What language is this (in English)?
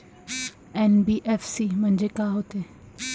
Marathi